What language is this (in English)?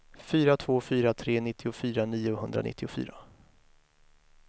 Swedish